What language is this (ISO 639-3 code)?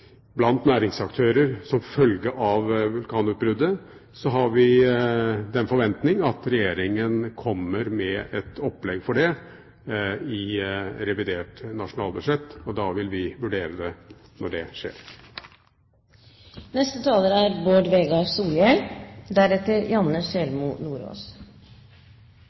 nor